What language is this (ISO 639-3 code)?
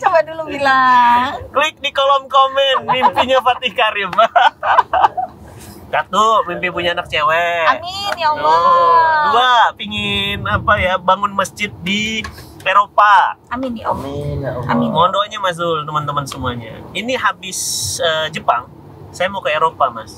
ind